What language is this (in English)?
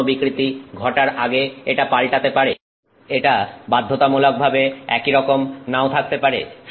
Bangla